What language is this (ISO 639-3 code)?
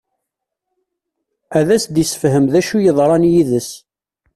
kab